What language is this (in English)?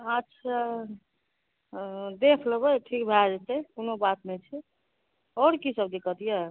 Maithili